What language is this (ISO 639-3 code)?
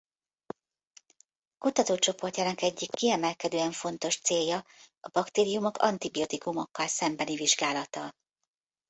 hun